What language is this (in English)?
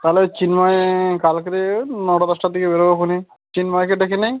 Bangla